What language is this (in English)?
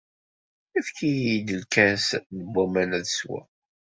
Kabyle